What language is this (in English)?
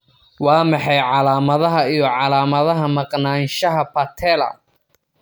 Somali